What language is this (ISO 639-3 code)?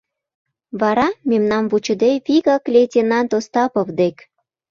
chm